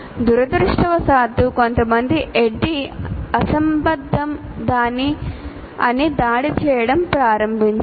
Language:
Telugu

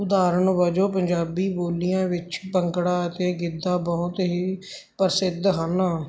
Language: Punjabi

